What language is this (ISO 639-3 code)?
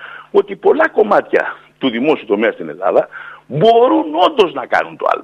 ell